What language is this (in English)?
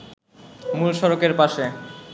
Bangla